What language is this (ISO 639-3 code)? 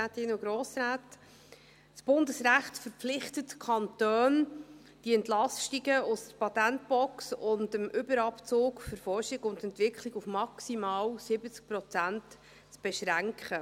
gsw